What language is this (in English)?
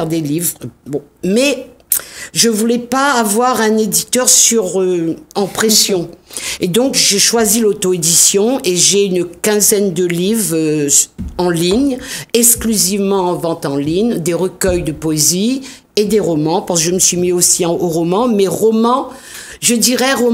French